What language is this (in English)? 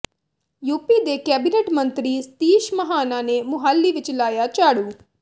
Punjabi